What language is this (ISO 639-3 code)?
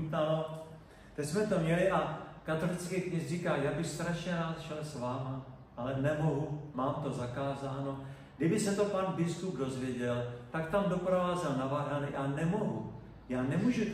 ces